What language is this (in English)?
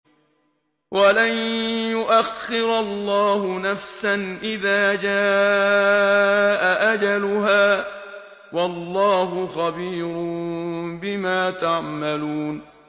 Arabic